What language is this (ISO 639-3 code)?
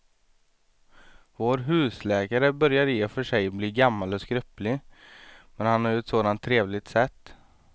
swe